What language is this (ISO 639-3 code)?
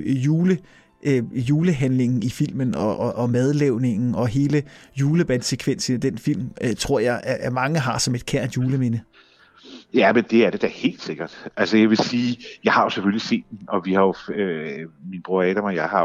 dan